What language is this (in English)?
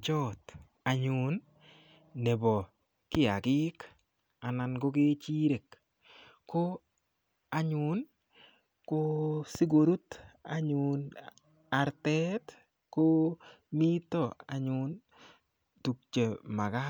Kalenjin